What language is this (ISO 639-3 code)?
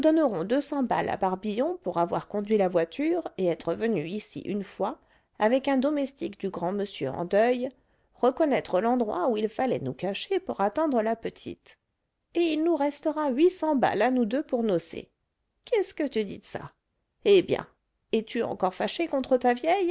fra